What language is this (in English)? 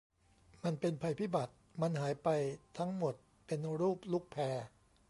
Thai